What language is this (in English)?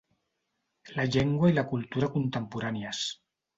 Catalan